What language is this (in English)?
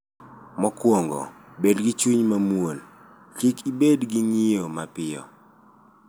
Luo (Kenya and Tanzania)